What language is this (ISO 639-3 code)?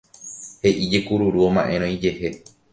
grn